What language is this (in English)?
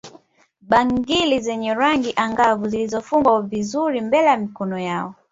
Swahili